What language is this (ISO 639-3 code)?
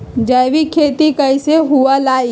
mag